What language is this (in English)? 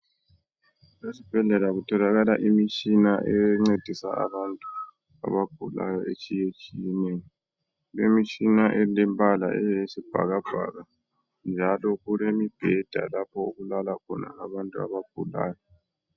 North Ndebele